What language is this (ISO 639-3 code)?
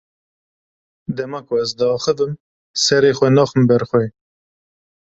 kur